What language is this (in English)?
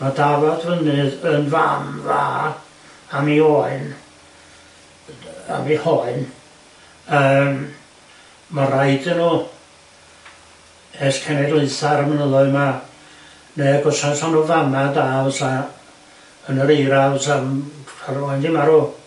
Welsh